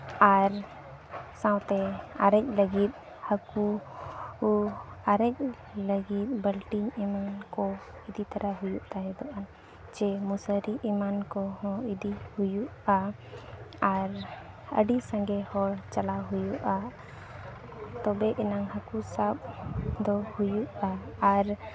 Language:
Santali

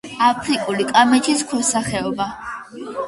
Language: Georgian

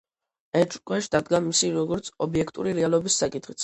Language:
Georgian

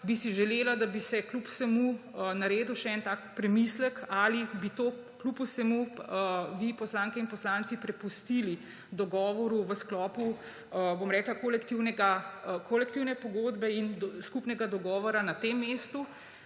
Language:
Slovenian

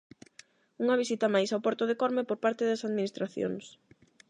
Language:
Galician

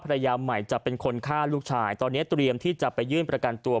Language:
Thai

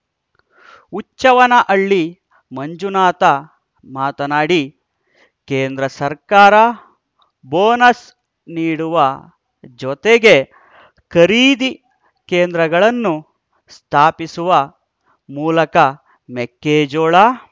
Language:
Kannada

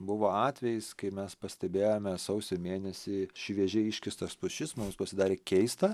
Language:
Lithuanian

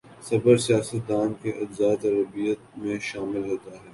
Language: Urdu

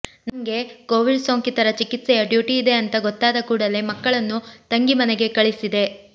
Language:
Kannada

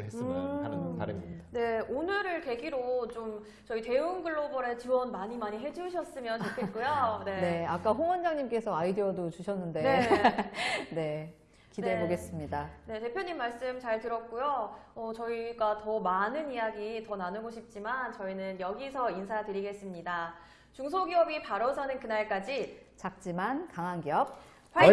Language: Korean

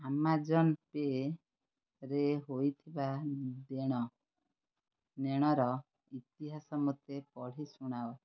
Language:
Odia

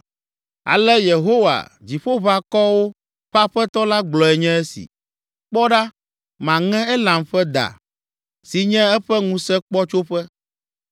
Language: Ewe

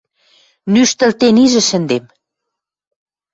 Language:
Western Mari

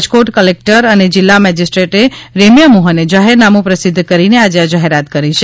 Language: Gujarati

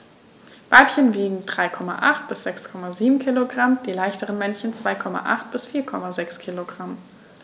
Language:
German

